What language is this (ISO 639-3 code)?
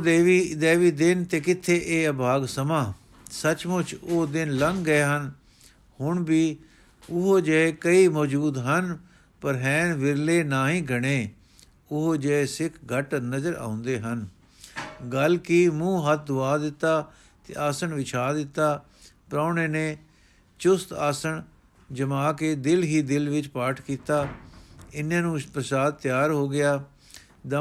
pan